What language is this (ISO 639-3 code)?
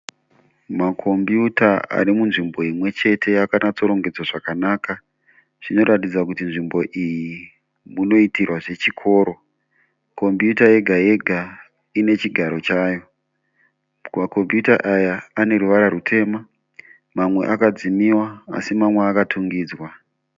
sna